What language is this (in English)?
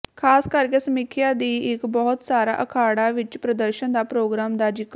Punjabi